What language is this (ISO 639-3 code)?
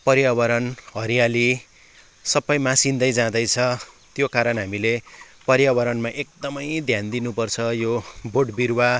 nep